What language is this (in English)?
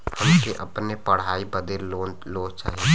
Bhojpuri